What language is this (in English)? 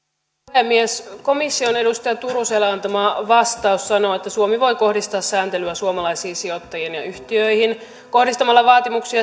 Finnish